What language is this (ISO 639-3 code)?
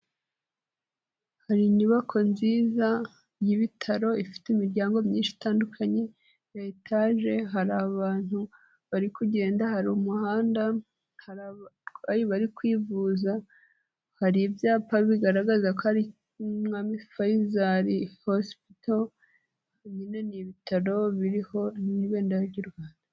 kin